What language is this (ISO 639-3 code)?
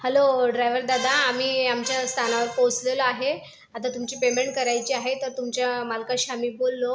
mar